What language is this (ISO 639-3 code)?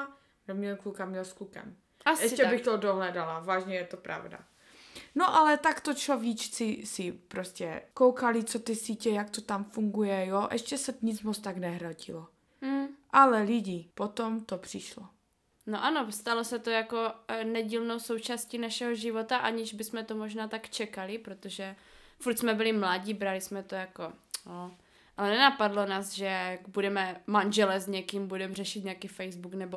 ces